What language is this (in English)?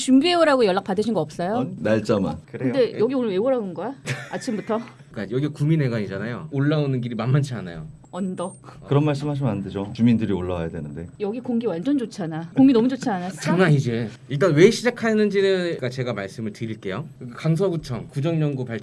Korean